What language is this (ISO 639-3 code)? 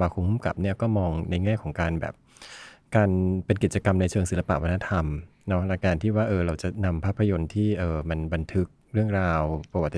tha